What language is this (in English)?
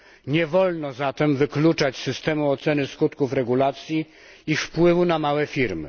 Polish